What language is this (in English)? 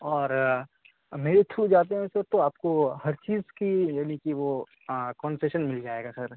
Urdu